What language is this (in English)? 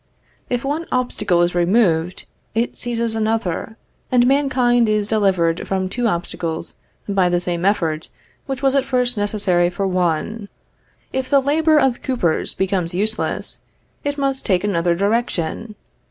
English